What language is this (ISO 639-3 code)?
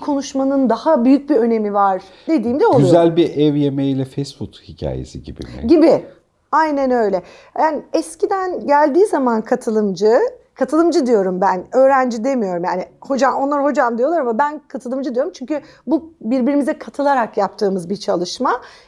tur